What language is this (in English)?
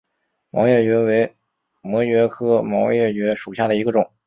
Chinese